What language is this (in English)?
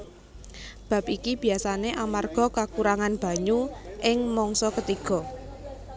Javanese